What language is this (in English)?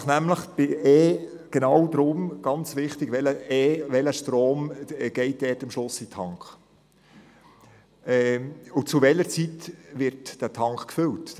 Swiss German